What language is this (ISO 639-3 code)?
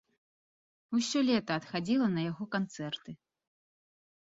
bel